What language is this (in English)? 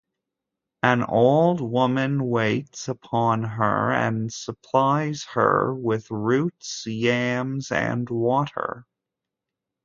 English